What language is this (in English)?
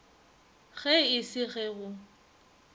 Northern Sotho